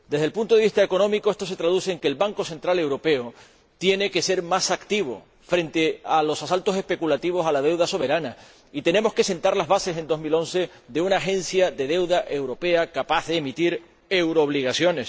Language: Spanish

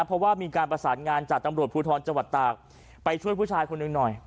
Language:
Thai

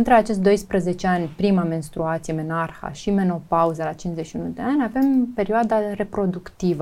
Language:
Romanian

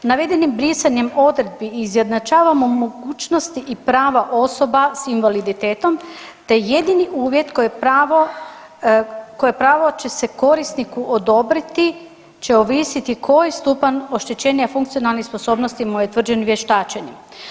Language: Croatian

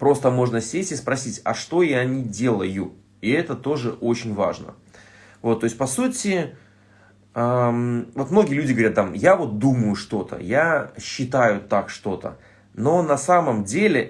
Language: Russian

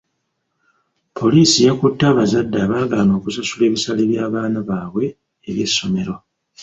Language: Ganda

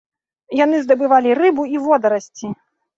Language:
Belarusian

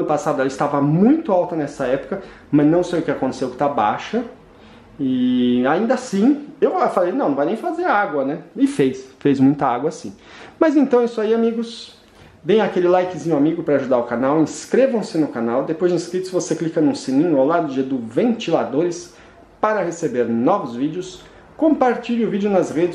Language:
Portuguese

